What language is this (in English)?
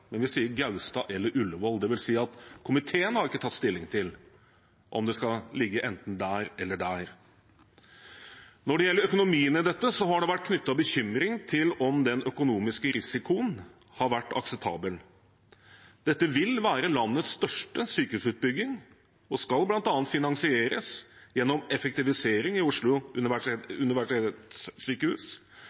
Norwegian Bokmål